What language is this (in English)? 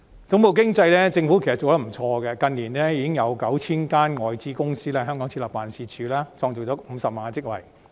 Cantonese